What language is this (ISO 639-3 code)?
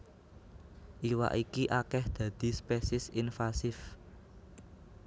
jav